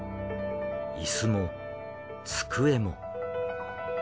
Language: Japanese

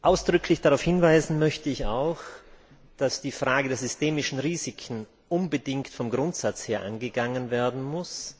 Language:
German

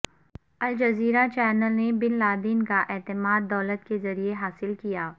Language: Urdu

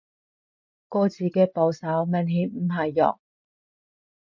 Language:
Cantonese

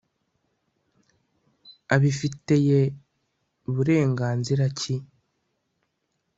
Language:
Kinyarwanda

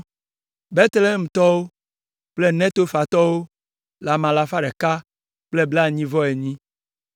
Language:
Ewe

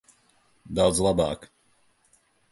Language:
Latvian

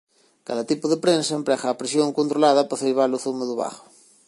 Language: Galician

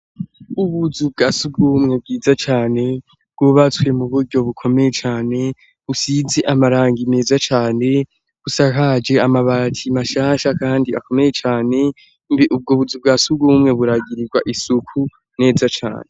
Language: Rundi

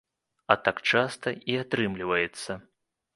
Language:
Belarusian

